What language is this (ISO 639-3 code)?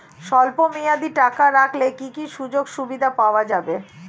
ben